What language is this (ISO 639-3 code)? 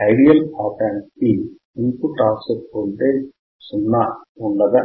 tel